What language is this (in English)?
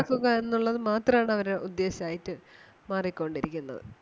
Malayalam